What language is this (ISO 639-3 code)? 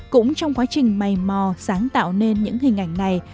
vie